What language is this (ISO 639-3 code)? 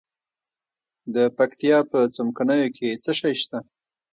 pus